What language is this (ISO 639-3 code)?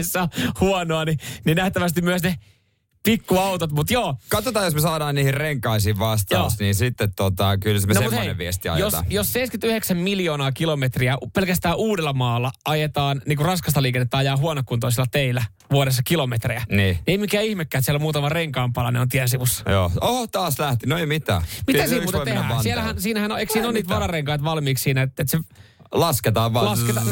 fin